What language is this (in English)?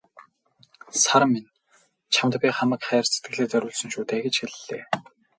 Mongolian